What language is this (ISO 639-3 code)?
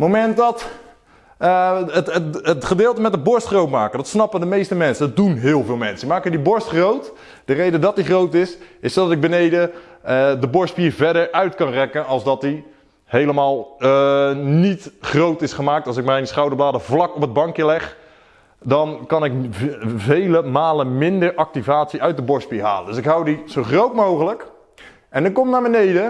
nld